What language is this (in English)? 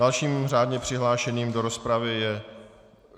Czech